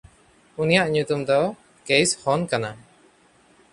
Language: Santali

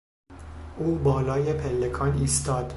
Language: Persian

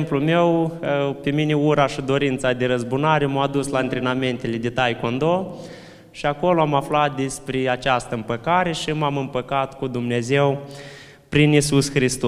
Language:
Romanian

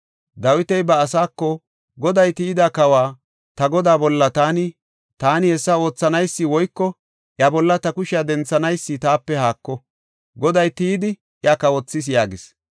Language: Gofa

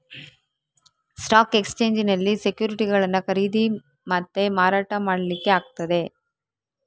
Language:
Kannada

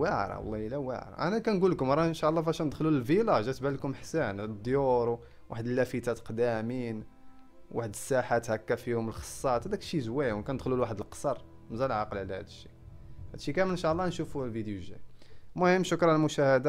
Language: Arabic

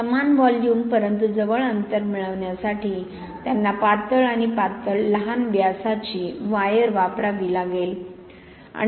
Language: Marathi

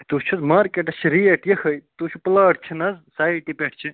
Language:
Kashmiri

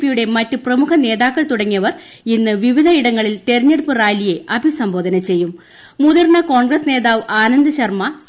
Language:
Malayalam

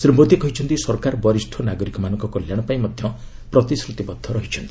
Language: Odia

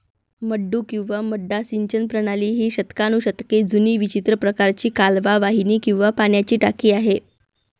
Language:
Marathi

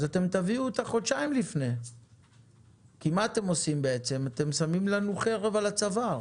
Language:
Hebrew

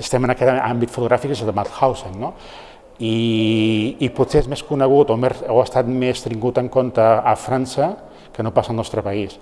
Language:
Catalan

